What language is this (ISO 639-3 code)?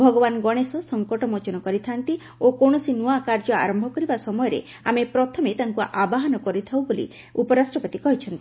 ori